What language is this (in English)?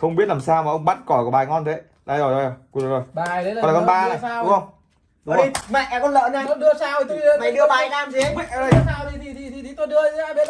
Vietnamese